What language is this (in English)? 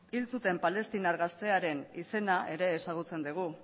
Basque